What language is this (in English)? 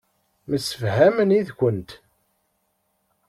Kabyle